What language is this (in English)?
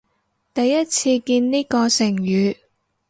Cantonese